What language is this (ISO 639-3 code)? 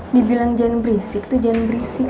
ind